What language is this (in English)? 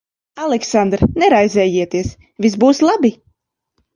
Latvian